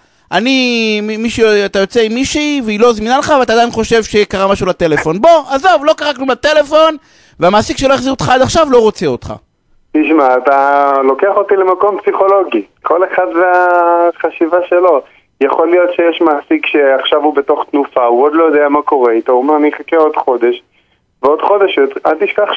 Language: Hebrew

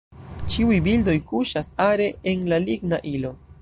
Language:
Esperanto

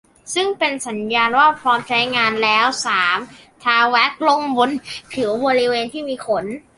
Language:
Thai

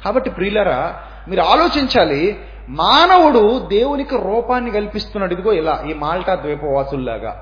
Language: Telugu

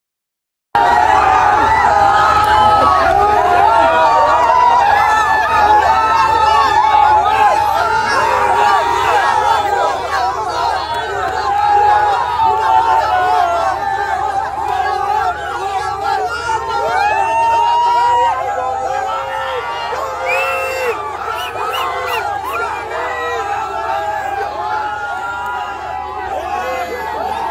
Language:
Arabic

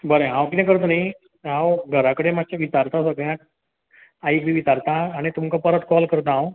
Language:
Konkani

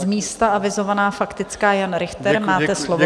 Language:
Czech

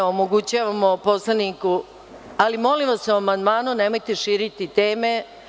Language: Serbian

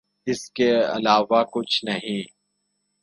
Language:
Urdu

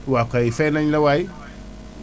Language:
Wolof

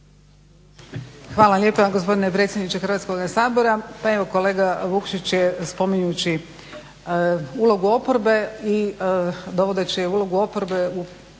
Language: Croatian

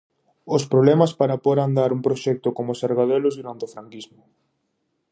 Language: Galician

